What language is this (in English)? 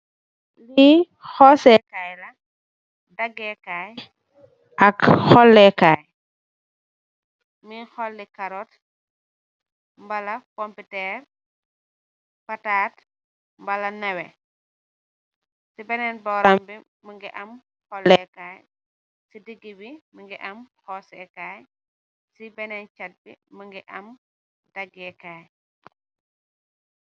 Wolof